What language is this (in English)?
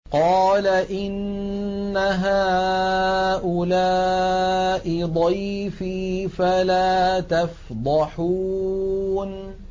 Arabic